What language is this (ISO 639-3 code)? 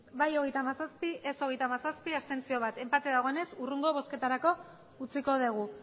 eus